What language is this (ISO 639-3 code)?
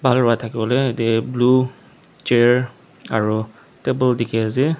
nag